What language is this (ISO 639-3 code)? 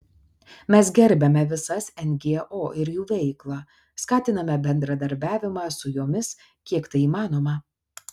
lit